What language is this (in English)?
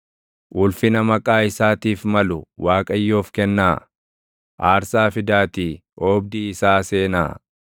Oromo